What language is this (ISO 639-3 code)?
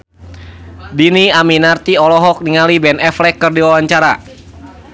sun